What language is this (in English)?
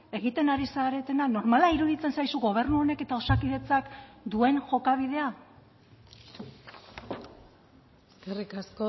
Basque